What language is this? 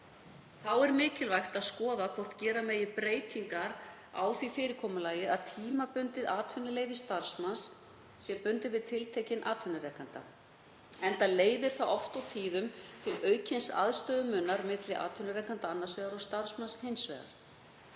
Icelandic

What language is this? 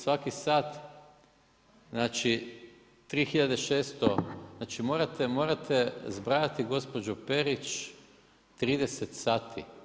Croatian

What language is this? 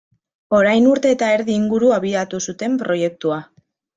Basque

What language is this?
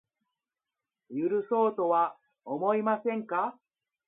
Japanese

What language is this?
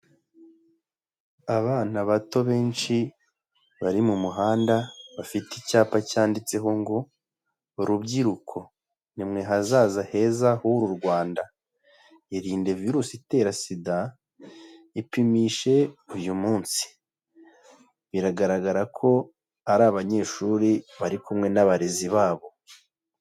Kinyarwanda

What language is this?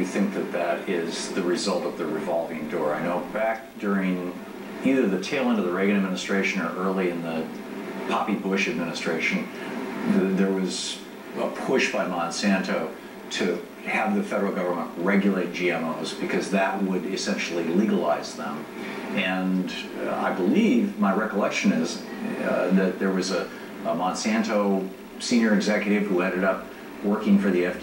English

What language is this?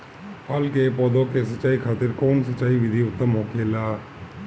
Bhojpuri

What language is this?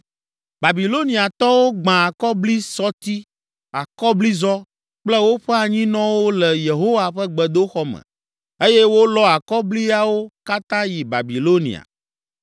Ewe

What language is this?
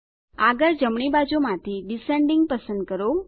Gujarati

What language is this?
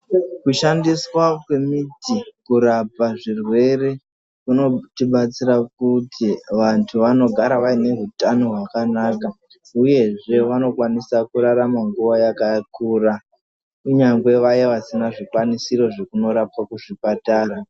Ndau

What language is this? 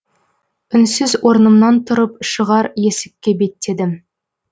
Kazakh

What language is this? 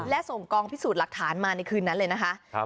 Thai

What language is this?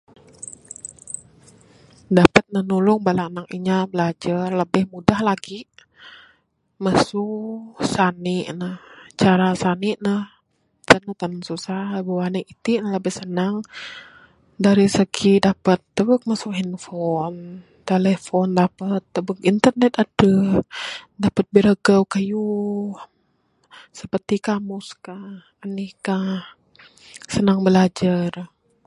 Bukar-Sadung Bidayuh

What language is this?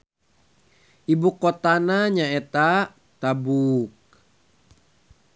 Sundanese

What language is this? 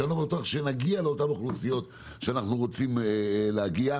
Hebrew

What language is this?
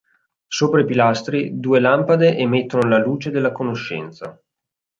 Italian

